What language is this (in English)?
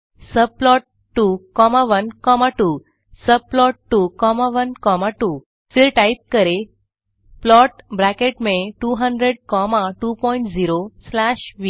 Hindi